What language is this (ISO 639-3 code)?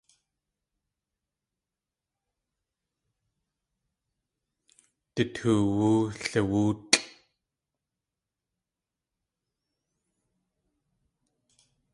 tli